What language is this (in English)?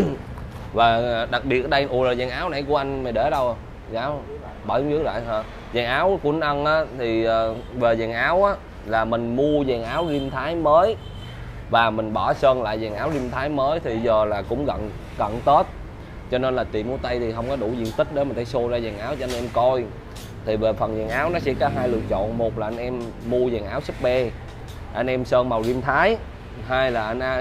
Vietnamese